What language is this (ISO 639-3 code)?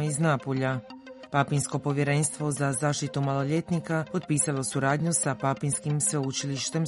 hrv